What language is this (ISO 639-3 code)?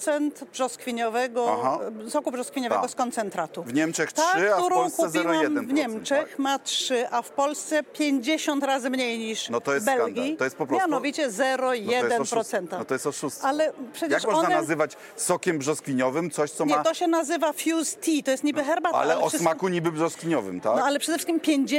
pol